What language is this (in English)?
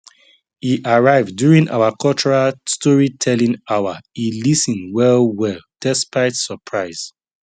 Nigerian Pidgin